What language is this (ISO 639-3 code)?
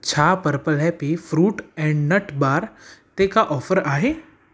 snd